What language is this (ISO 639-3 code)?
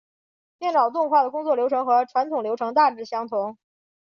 zho